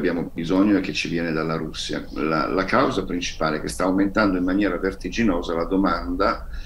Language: Italian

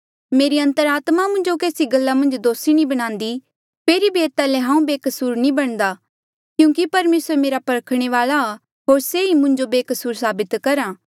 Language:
Mandeali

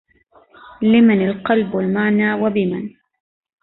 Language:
Arabic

